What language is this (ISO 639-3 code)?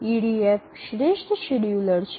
guj